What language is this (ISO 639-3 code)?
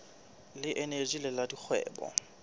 sot